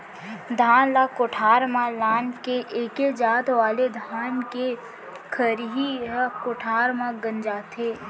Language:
Chhattisgarhi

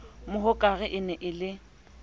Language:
Southern Sotho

